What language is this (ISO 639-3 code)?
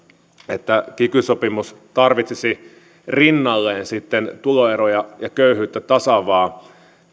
fin